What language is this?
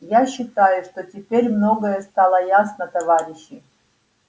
Russian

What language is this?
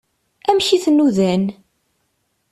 Kabyle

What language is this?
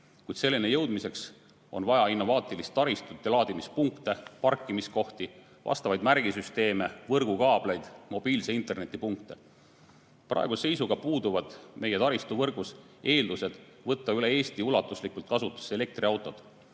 Estonian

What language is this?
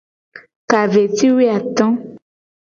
Gen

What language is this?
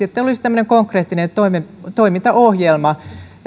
Finnish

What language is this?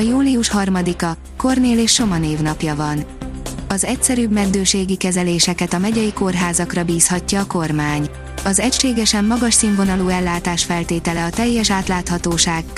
Hungarian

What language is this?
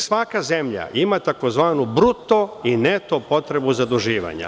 Serbian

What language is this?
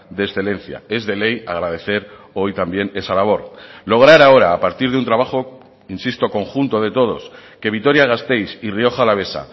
Spanish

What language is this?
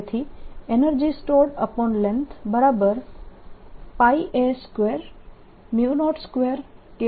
Gujarati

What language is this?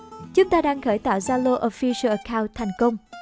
Vietnamese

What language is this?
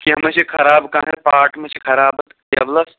Kashmiri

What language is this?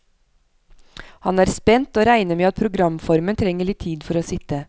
Norwegian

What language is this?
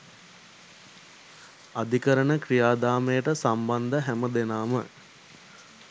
Sinhala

